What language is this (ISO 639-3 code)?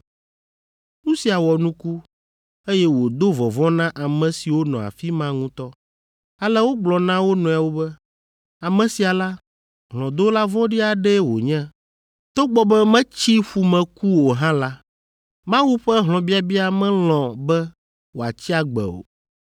ewe